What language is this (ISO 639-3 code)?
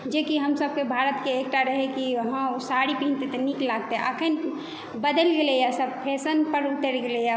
mai